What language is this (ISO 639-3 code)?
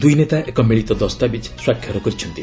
ori